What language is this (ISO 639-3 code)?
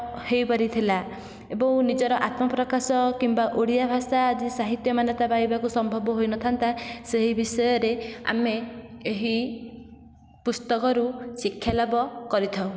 ori